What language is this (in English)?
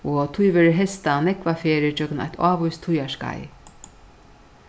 Faroese